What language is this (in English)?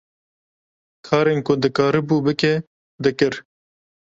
Kurdish